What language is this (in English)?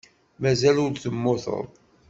Kabyle